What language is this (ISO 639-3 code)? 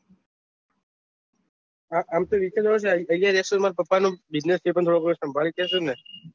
guj